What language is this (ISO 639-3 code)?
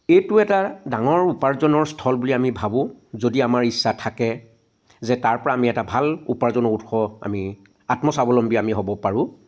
asm